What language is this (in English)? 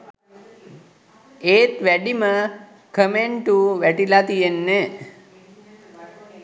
Sinhala